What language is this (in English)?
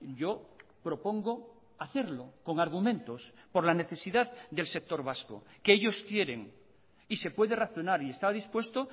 Spanish